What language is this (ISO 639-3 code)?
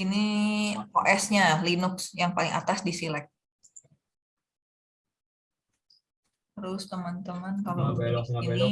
ind